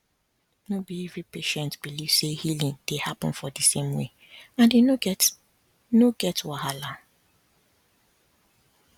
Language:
Nigerian Pidgin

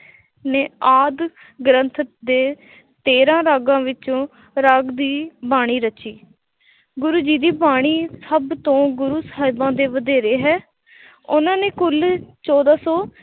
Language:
Punjabi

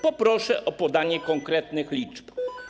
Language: Polish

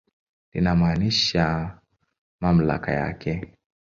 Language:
Swahili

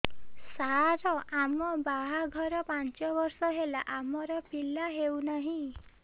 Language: Odia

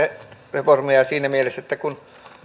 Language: Finnish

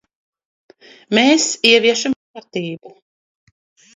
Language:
Latvian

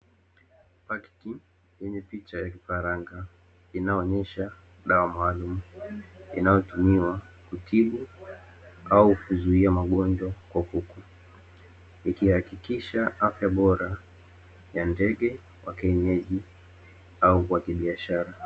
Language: Swahili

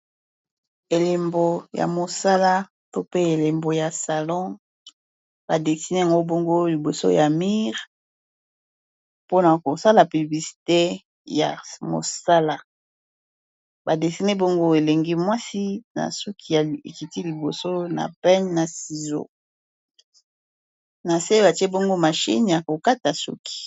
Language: Lingala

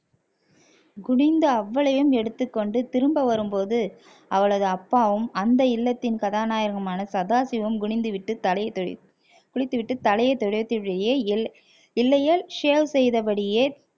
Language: Tamil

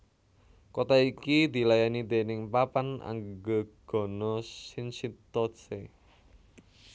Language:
Javanese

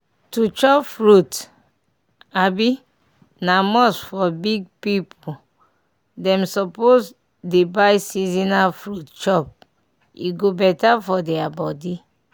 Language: Nigerian Pidgin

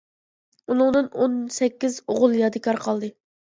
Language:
Uyghur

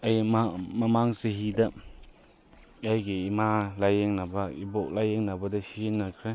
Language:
Manipuri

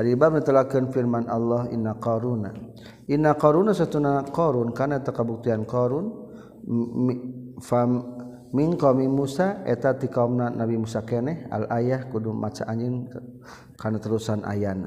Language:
Malay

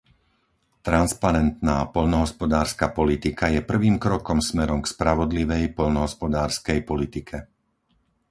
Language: Slovak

